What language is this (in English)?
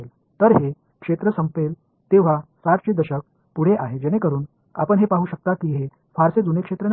Marathi